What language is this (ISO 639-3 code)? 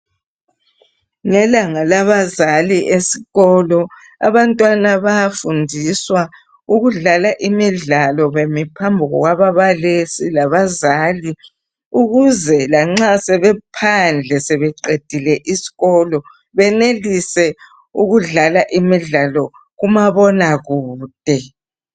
nde